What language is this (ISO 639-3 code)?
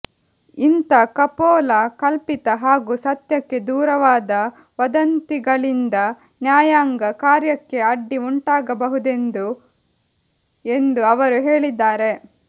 kan